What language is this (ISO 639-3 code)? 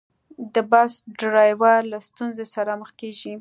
pus